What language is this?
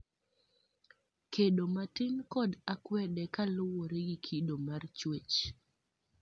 Luo (Kenya and Tanzania)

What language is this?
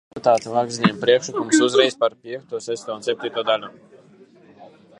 Latvian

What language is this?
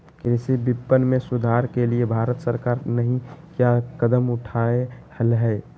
Magahi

